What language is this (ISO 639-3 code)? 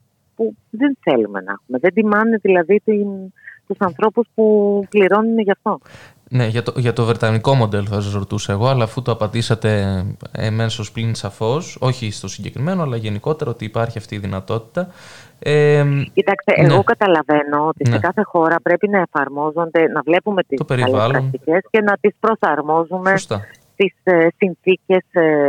ell